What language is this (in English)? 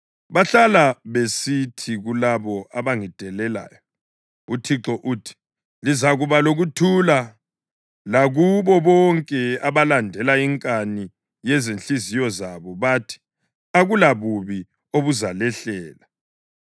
North Ndebele